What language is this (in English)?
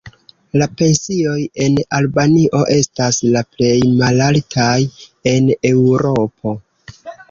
Esperanto